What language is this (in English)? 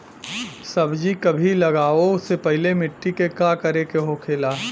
Bhojpuri